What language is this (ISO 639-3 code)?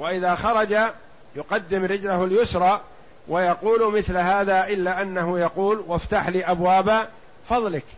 ara